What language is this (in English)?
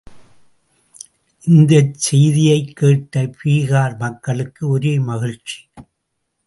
Tamil